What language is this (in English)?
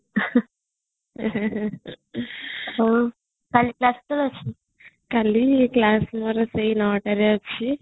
Odia